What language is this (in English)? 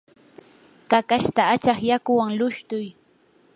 Yanahuanca Pasco Quechua